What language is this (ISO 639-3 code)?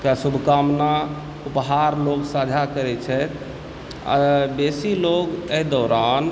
mai